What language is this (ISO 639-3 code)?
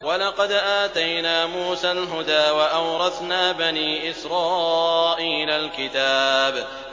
ara